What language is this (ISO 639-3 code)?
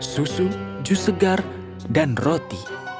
ind